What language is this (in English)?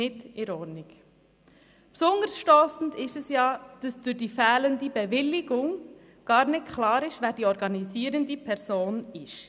Swiss German